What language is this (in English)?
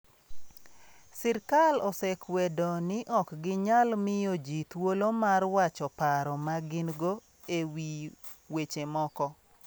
Luo (Kenya and Tanzania)